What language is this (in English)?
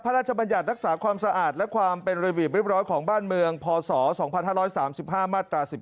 Thai